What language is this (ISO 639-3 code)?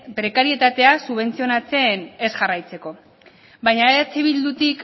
eus